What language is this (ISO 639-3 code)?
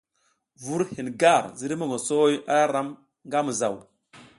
giz